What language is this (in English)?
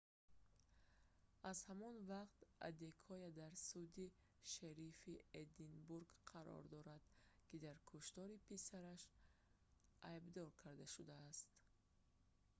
Tajik